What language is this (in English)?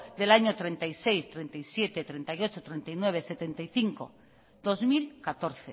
Basque